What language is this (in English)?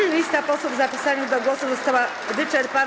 Polish